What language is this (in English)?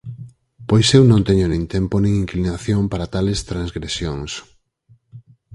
Galician